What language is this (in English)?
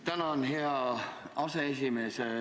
Estonian